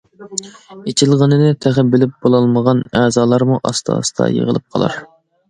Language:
Uyghur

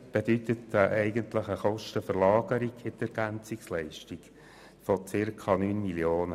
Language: Swiss German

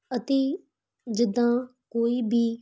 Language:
Punjabi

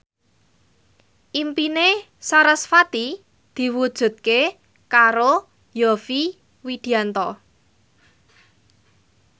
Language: Javanese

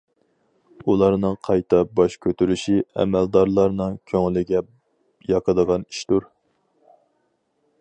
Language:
Uyghur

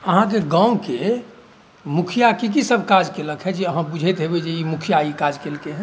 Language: Maithili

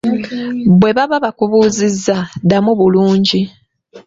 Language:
Ganda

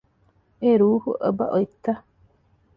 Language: Divehi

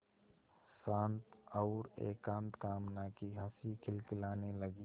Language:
Hindi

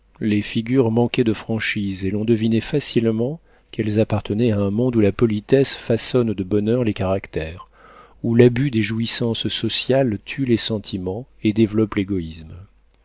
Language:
French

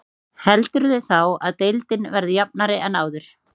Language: Icelandic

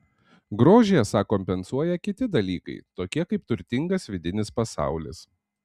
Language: Lithuanian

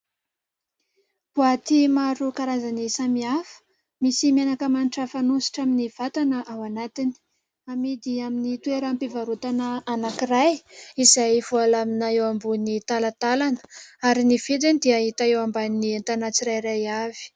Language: Malagasy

